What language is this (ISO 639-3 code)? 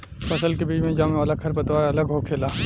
bho